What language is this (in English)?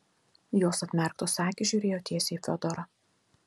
Lithuanian